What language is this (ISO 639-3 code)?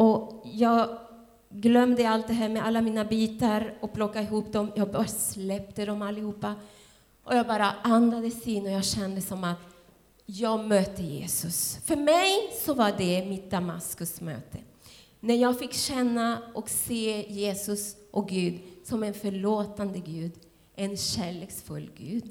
swe